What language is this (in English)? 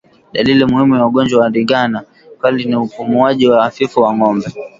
Swahili